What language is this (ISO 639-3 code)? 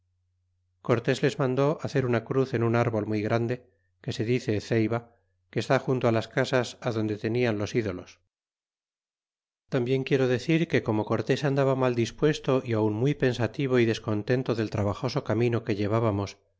spa